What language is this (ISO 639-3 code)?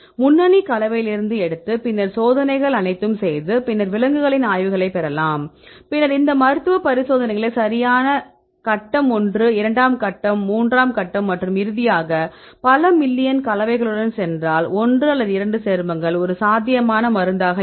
tam